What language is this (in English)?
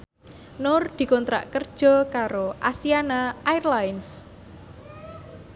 Javanese